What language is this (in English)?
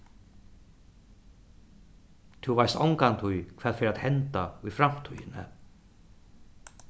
Faroese